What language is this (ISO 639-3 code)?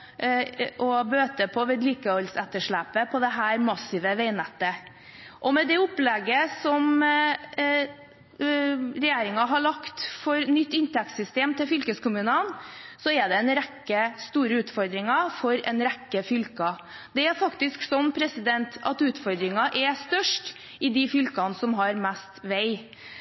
nob